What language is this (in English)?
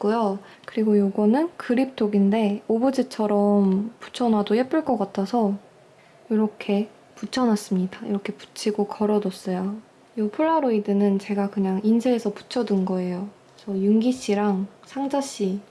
Korean